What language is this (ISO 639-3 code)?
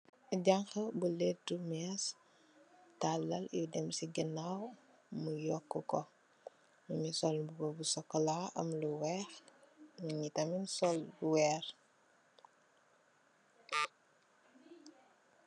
wol